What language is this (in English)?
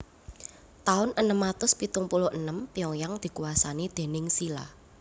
Javanese